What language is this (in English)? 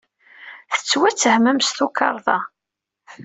Kabyle